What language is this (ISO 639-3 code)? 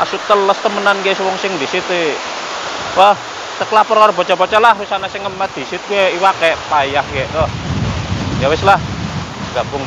ind